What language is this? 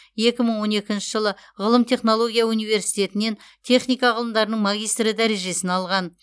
Kazakh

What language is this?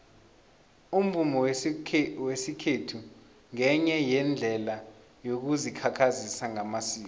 South Ndebele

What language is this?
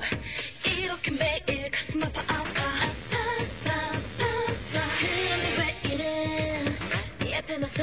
Korean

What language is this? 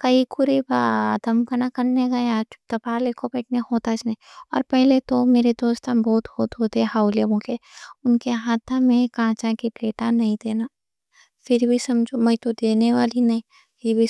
Deccan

